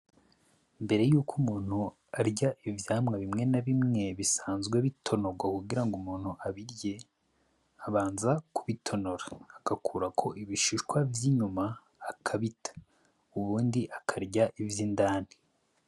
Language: Rundi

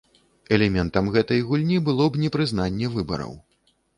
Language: Belarusian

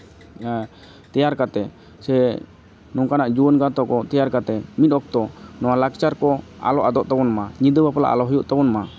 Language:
Santali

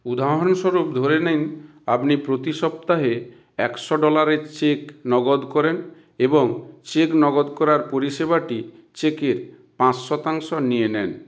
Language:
Bangla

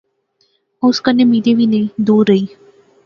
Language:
Pahari-Potwari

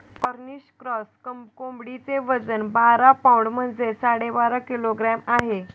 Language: Marathi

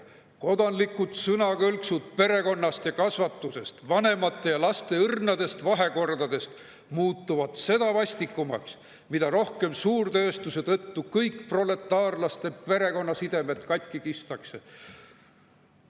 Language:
Estonian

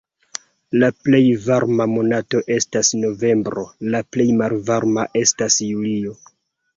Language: Esperanto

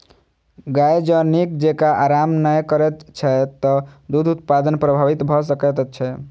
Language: Maithili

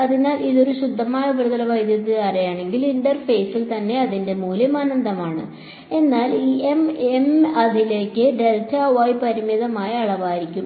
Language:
Malayalam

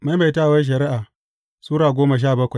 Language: Hausa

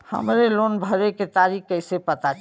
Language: Bhojpuri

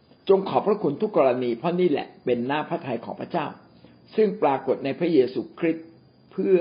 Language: Thai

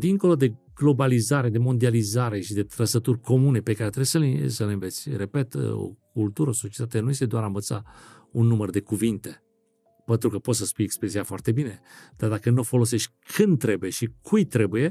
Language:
Romanian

